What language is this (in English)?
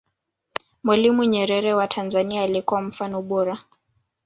Swahili